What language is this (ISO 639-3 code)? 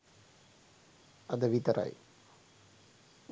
sin